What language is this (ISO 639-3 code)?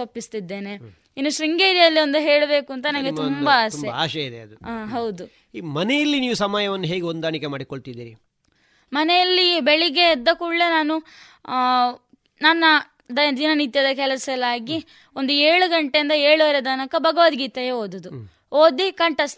kan